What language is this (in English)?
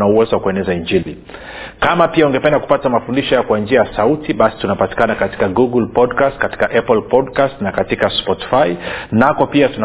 Swahili